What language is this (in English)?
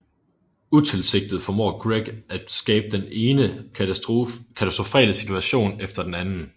Danish